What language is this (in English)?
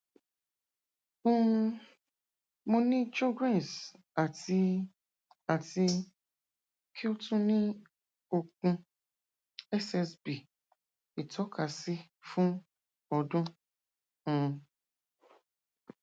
Yoruba